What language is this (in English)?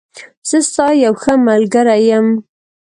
Pashto